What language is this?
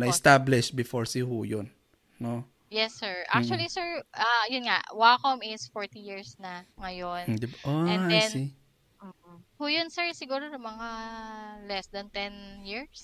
Filipino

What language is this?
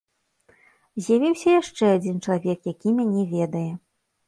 Belarusian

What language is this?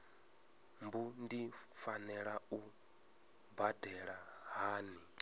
Venda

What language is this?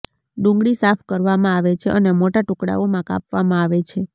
Gujarati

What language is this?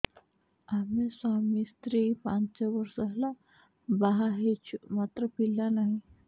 Odia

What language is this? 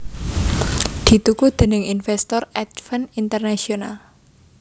Javanese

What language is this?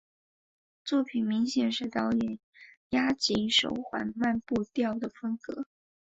Chinese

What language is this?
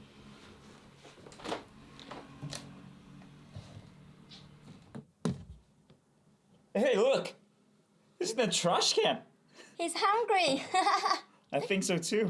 English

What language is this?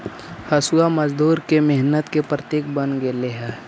Magahi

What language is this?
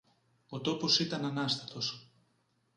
Greek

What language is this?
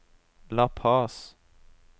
Norwegian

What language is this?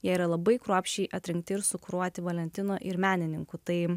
Lithuanian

